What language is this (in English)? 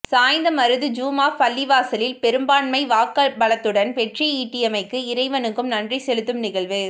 Tamil